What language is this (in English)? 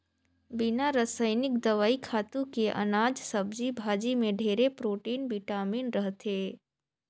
Chhattisgarhi